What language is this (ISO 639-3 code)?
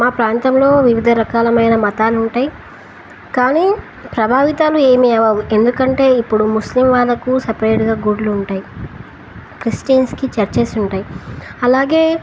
tel